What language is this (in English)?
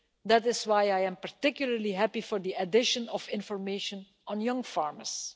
English